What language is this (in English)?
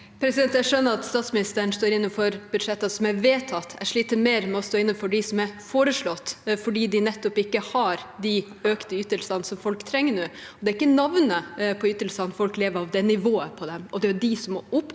Norwegian